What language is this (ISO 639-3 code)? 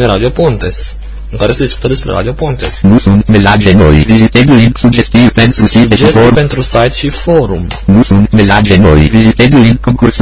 ron